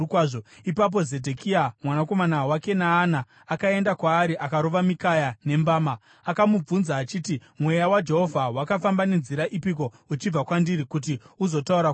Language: Shona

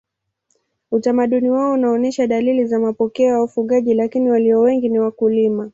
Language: Swahili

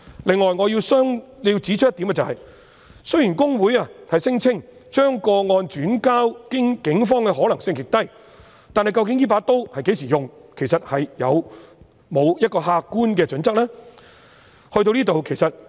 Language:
Cantonese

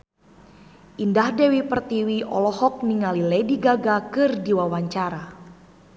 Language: Sundanese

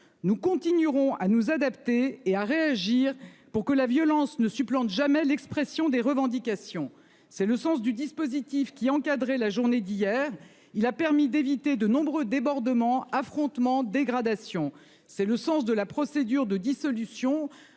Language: French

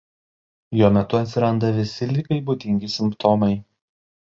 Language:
Lithuanian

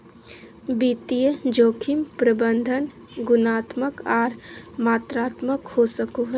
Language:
Magahi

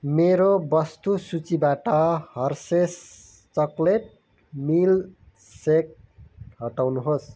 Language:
Nepali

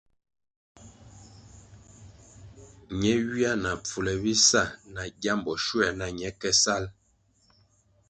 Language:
Kwasio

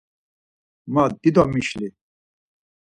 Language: Laz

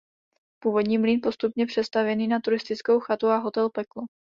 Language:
Czech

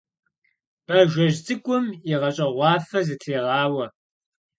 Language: Kabardian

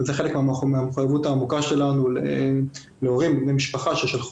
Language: Hebrew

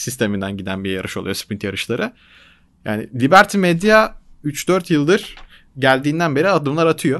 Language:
Turkish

